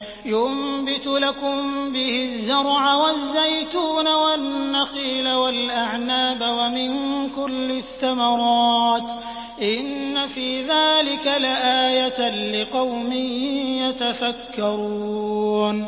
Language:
Arabic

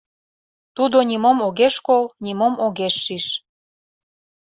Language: Mari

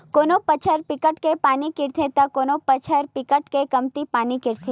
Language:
Chhattisgarhi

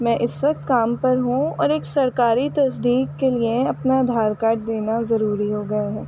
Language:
Urdu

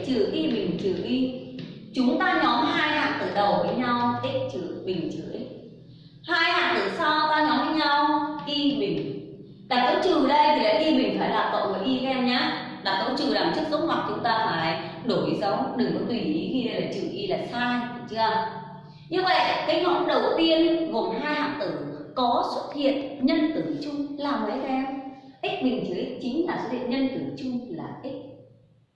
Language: Vietnamese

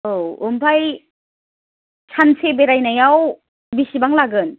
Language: Bodo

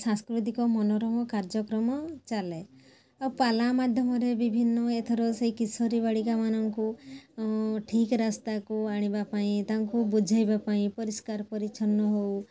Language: Odia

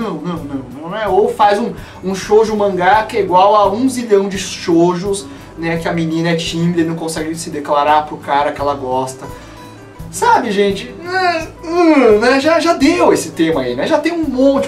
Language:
Portuguese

